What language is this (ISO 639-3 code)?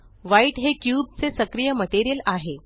mar